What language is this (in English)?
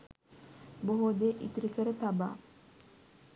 Sinhala